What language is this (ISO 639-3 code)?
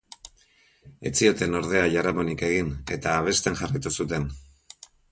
eus